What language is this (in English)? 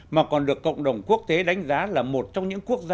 Vietnamese